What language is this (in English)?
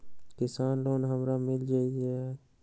Magahi